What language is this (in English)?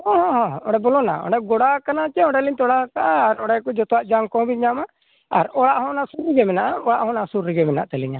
Santali